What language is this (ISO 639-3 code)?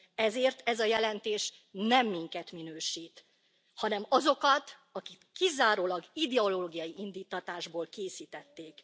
hun